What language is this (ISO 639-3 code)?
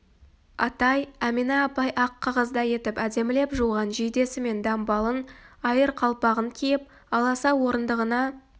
kaz